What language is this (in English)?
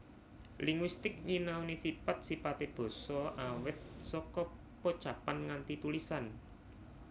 Javanese